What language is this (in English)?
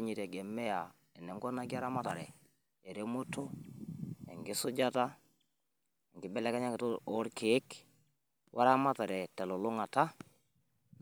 Masai